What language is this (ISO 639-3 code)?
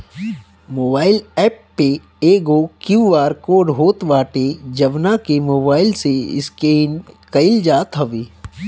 bho